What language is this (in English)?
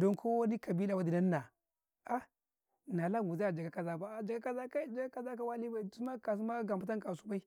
Karekare